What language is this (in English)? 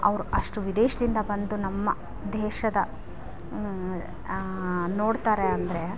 Kannada